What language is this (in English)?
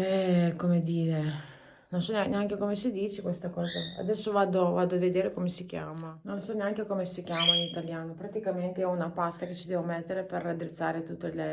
Italian